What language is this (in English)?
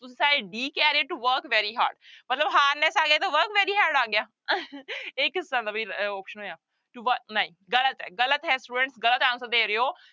Punjabi